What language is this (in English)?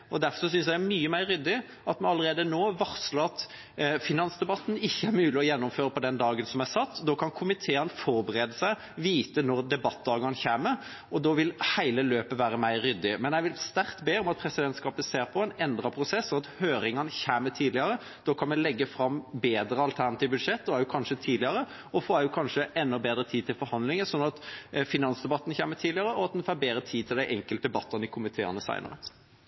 Norwegian Bokmål